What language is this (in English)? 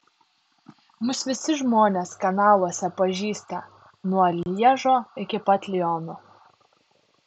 Lithuanian